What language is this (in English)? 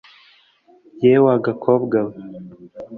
Kinyarwanda